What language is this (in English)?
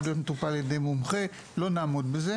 Hebrew